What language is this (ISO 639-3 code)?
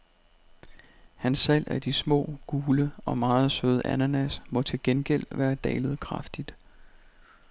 dan